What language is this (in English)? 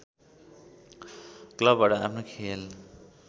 Nepali